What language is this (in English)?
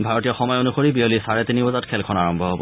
Assamese